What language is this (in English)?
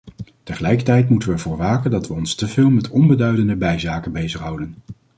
Dutch